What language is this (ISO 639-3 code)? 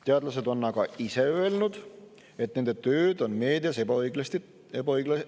est